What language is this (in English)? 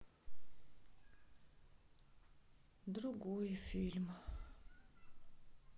Russian